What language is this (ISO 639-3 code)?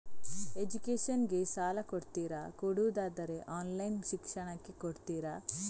kan